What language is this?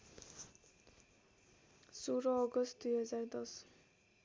Nepali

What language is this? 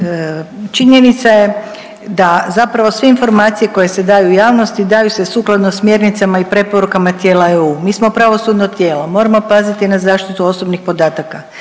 Croatian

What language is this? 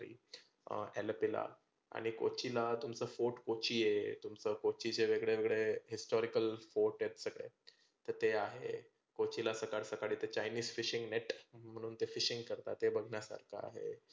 Marathi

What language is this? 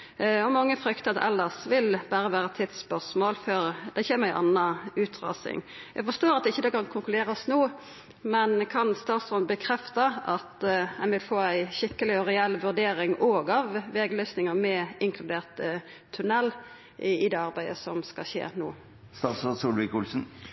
Norwegian Nynorsk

